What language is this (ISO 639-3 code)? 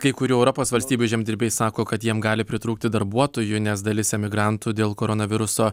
lit